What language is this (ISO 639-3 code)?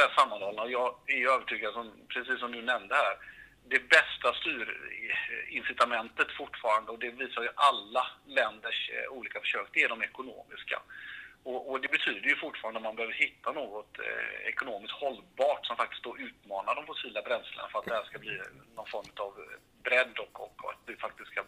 swe